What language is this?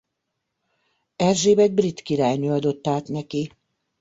Hungarian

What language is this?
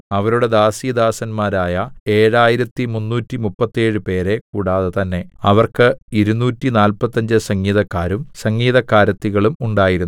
Malayalam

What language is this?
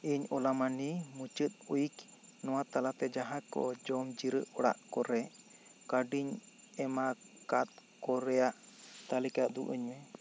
Santali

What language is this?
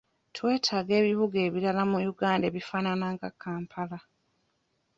Ganda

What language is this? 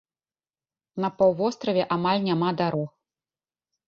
Belarusian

